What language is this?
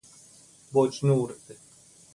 Persian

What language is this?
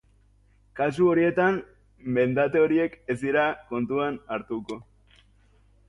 Basque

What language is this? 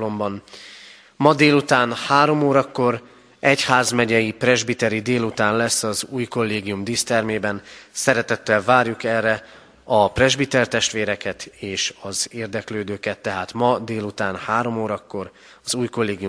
Hungarian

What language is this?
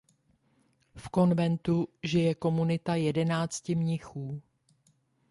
Czech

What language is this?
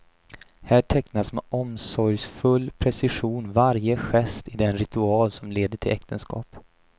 Swedish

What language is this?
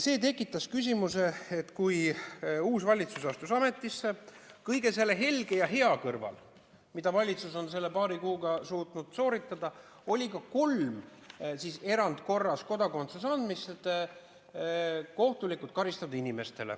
Estonian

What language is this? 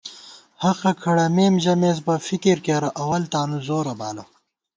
Gawar-Bati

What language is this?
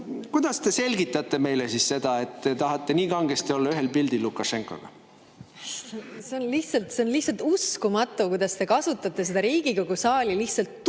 Estonian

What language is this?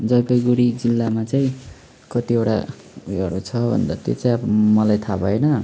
Nepali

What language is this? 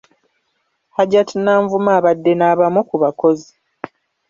Ganda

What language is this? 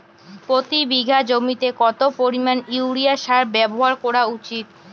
Bangla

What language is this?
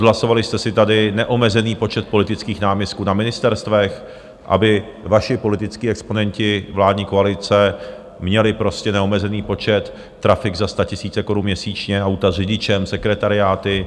Czech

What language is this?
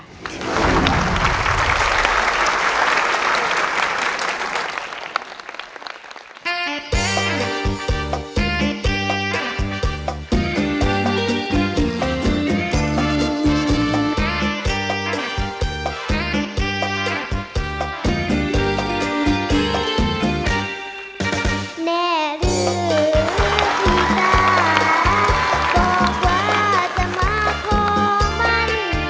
Thai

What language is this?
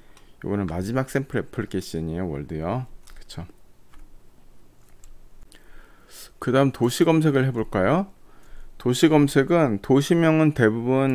Korean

